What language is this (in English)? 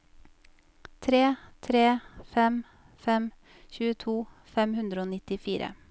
Norwegian